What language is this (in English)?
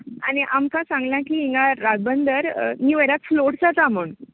Konkani